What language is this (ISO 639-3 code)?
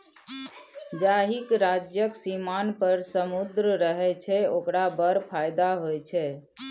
mai